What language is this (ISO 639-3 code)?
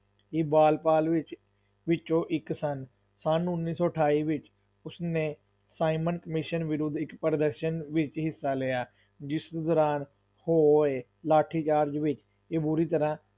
pan